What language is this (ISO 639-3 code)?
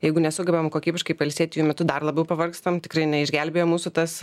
lit